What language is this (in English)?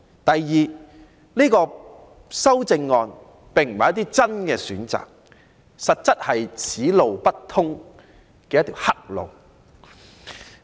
Cantonese